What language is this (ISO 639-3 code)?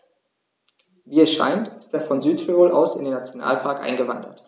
deu